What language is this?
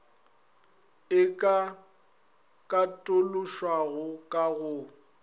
Northern Sotho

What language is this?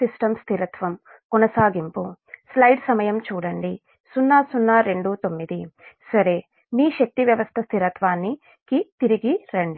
Telugu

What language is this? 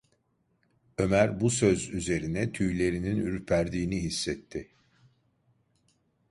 Turkish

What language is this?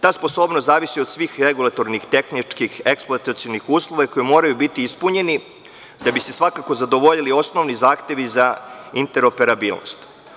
Serbian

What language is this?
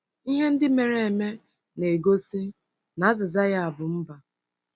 Igbo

